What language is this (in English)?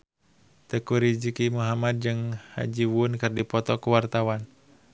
Sundanese